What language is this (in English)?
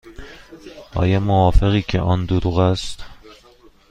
Persian